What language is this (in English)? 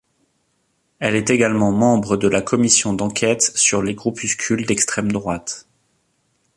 French